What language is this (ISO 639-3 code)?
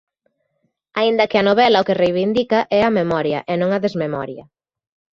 glg